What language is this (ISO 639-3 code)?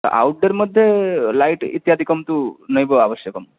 san